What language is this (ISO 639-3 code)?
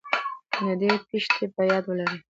pus